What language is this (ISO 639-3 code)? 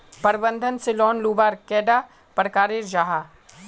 mag